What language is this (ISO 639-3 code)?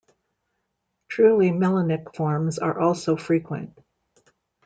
eng